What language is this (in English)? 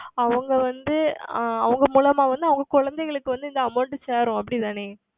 Tamil